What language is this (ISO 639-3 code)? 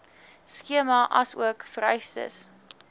afr